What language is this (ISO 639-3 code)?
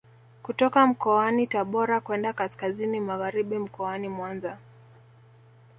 swa